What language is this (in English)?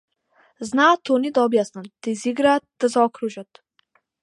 Macedonian